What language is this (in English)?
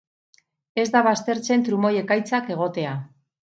Basque